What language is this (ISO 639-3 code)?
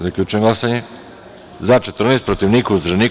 srp